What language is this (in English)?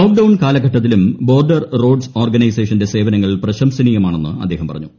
Malayalam